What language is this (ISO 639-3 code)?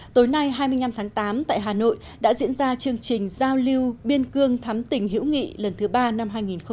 vie